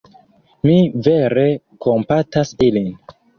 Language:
Esperanto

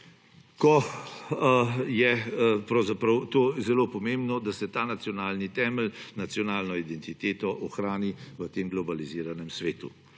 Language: Slovenian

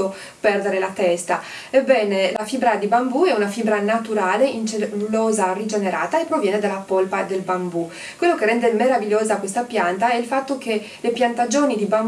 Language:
Italian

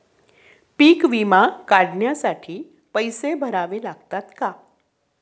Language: Marathi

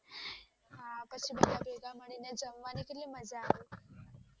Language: Gujarati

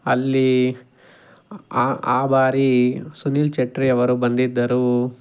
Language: Kannada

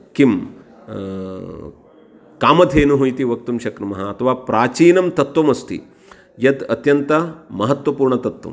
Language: Sanskrit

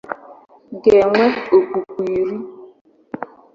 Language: Igbo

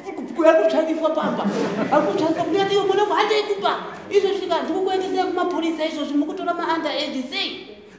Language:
Indonesian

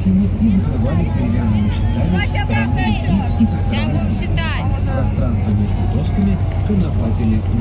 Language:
Russian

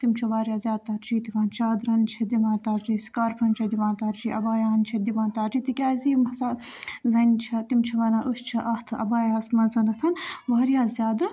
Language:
Kashmiri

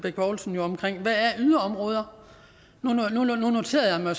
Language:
Danish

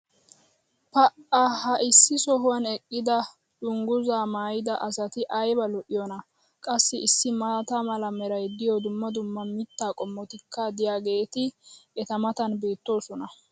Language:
Wolaytta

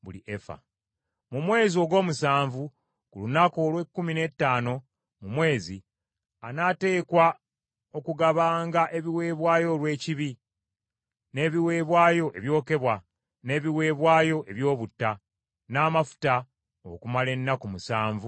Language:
Ganda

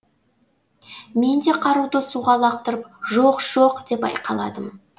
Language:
Kazakh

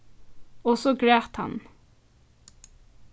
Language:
Faroese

